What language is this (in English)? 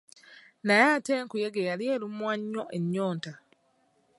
Ganda